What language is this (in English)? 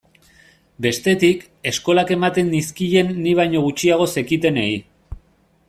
Basque